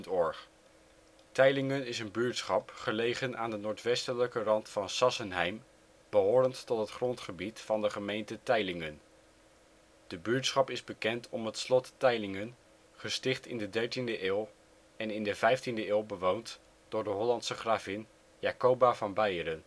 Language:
Dutch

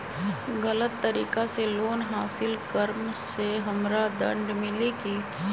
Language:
Magahi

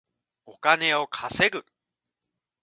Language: Japanese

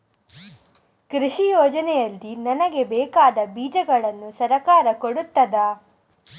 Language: Kannada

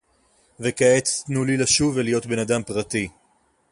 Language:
Hebrew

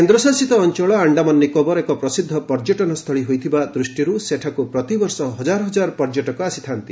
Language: Odia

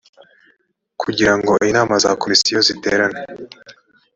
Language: Kinyarwanda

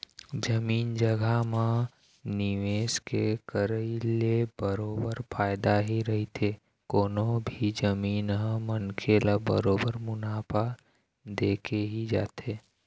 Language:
Chhattisgarhi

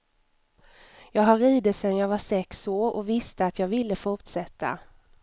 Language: Swedish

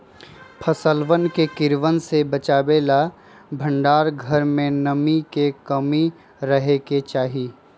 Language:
Magahi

